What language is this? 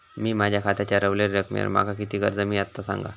Marathi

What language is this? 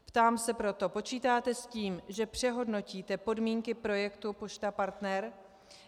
Czech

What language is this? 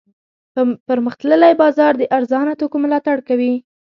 Pashto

